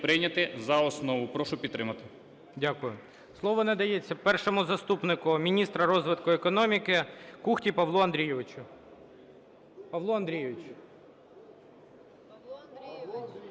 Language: Ukrainian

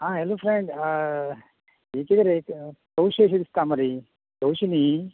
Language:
Konkani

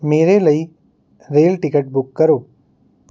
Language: Punjabi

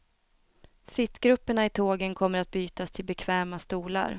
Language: Swedish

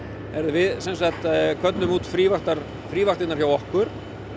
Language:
Icelandic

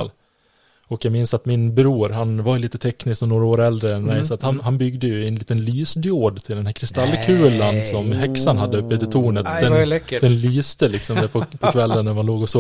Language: Swedish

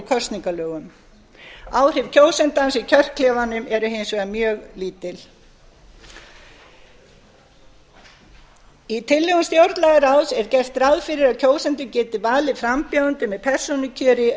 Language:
Icelandic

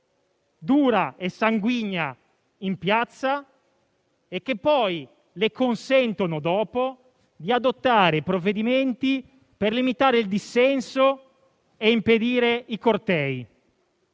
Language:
Italian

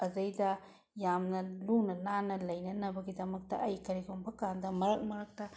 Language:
Manipuri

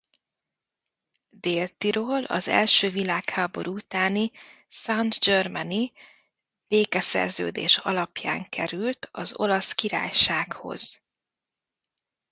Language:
Hungarian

